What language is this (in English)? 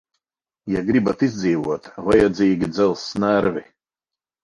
Latvian